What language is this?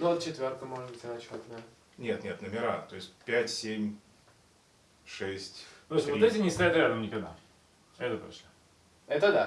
Russian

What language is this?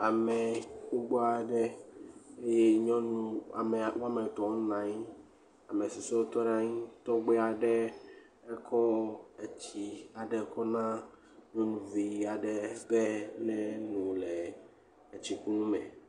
Ewe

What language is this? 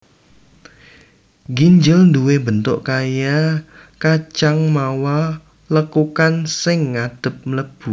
Javanese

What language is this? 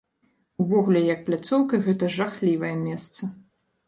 Belarusian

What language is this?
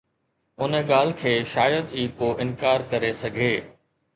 Sindhi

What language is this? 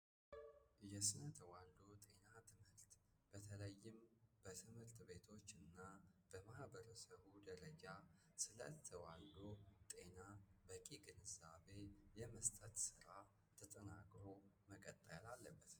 Amharic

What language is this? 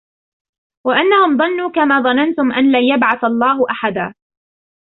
Arabic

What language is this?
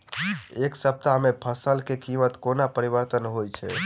Maithili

